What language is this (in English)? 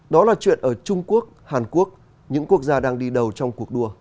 Vietnamese